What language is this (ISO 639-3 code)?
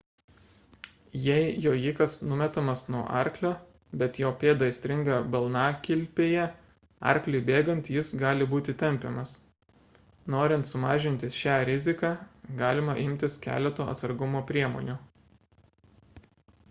lit